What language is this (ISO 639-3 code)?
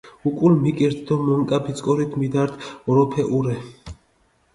xmf